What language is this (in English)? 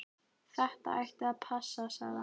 Icelandic